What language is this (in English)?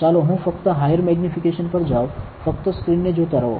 Gujarati